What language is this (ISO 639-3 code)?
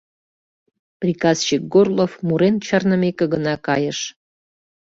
chm